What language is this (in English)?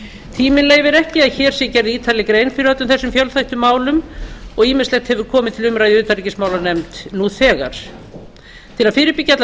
Icelandic